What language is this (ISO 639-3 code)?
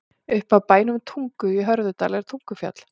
isl